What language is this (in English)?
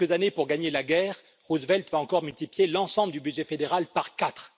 French